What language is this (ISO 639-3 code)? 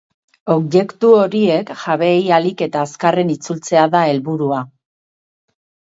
eus